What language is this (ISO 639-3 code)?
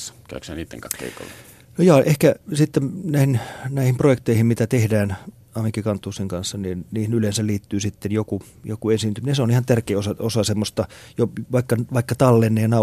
fin